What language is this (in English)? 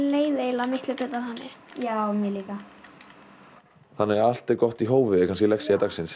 Icelandic